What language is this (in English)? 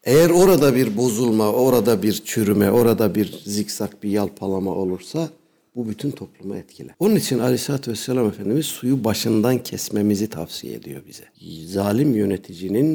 Turkish